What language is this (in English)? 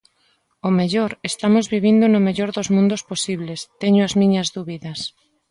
Galician